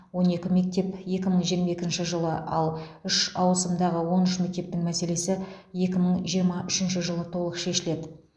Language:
Kazakh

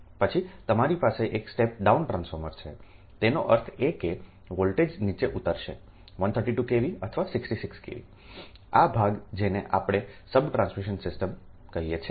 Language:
Gujarati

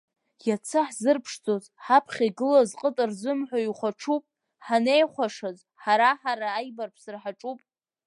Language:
Abkhazian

